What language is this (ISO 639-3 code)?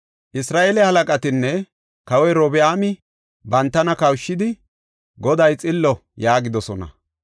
gof